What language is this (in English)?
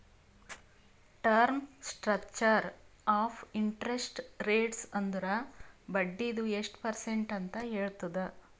Kannada